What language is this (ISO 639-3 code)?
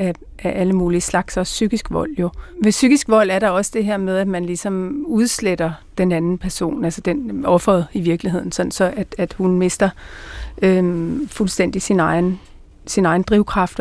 dan